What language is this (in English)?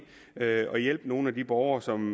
Danish